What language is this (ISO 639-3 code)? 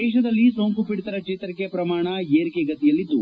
kan